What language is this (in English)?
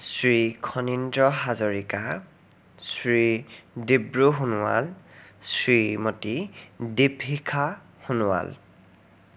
Assamese